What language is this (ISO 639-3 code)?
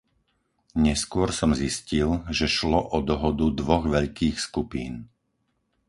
slk